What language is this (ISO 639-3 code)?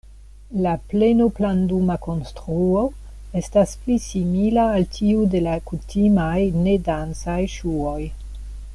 epo